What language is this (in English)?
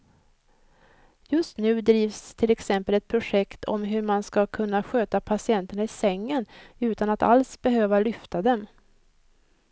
Swedish